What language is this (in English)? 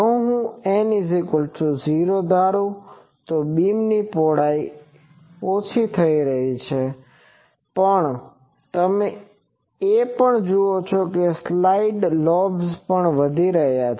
Gujarati